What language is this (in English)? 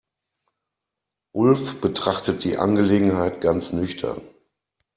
German